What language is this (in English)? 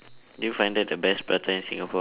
English